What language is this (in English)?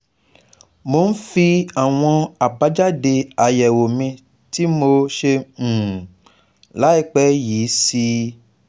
Yoruba